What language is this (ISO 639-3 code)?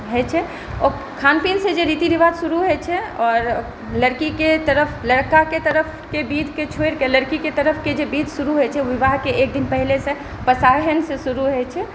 mai